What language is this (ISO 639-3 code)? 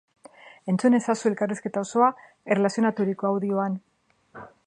eus